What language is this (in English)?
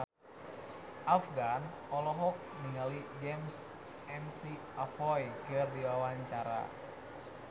Sundanese